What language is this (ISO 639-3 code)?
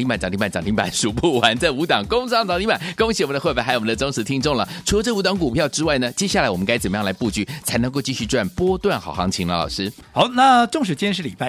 zho